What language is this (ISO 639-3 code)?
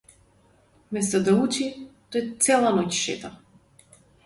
mkd